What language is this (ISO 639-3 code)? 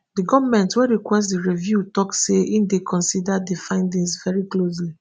pcm